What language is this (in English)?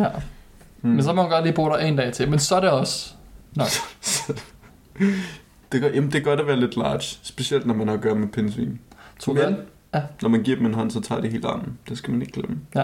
Danish